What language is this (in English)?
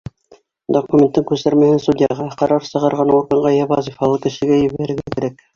Bashkir